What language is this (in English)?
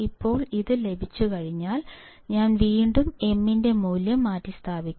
Malayalam